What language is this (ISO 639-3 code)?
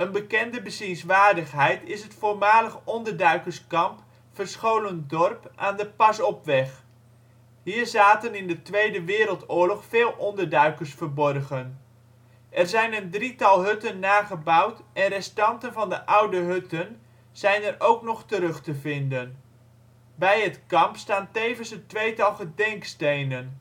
nld